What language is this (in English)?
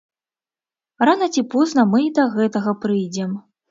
Belarusian